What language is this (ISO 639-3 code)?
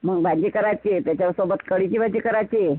mar